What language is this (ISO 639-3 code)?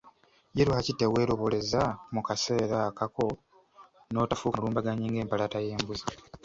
lug